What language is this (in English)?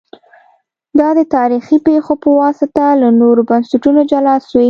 Pashto